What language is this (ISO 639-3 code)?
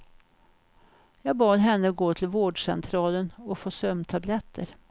swe